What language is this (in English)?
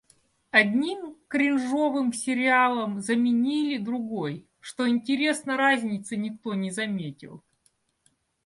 Russian